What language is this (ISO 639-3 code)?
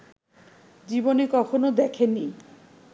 ben